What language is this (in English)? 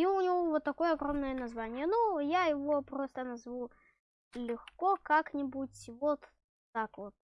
Russian